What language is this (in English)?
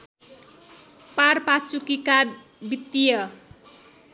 Nepali